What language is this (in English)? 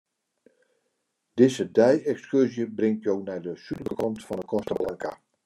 Western Frisian